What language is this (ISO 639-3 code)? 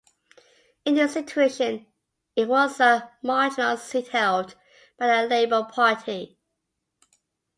eng